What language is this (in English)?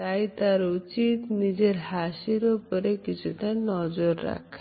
Bangla